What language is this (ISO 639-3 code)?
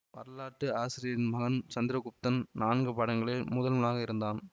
tam